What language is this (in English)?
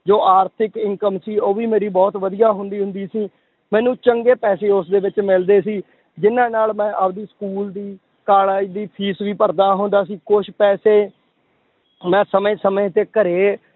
Punjabi